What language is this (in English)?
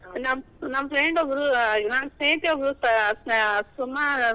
Kannada